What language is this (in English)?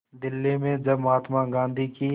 Hindi